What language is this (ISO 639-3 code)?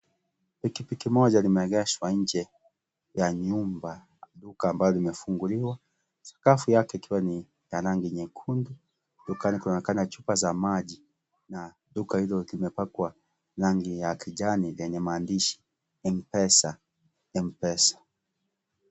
swa